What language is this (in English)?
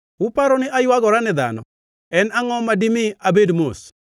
Luo (Kenya and Tanzania)